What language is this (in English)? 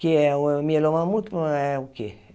Portuguese